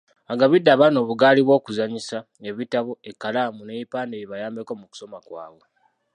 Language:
Ganda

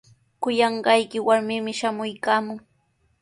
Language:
Sihuas Ancash Quechua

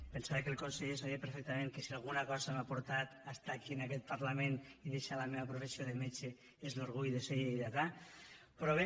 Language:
Catalan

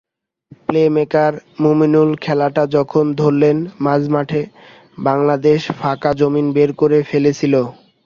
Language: Bangla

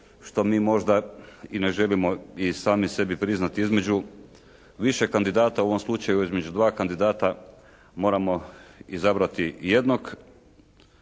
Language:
Croatian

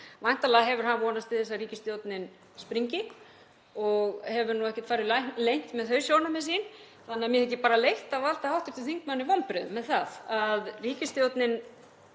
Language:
Icelandic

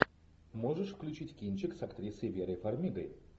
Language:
Russian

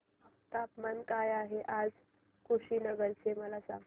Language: Marathi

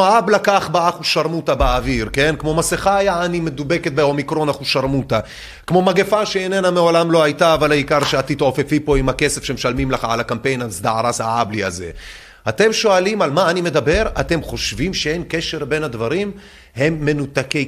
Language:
Hebrew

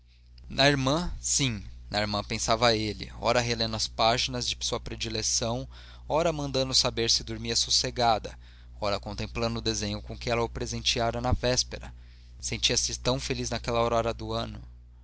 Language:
Portuguese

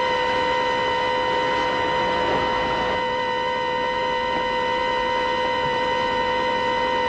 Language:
Persian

